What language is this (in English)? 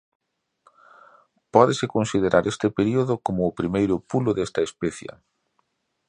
Galician